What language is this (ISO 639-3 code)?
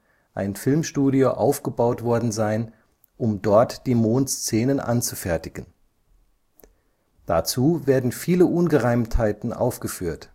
deu